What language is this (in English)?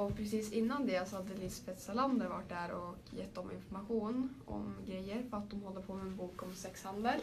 Swedish